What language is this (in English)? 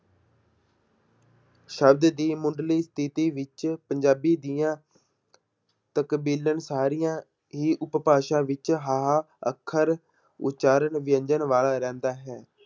Punjabi